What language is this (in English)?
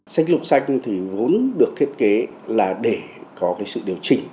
Vietnamese